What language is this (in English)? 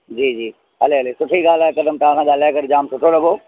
Sindhi